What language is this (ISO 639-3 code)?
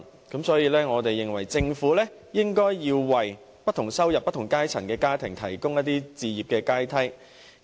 yue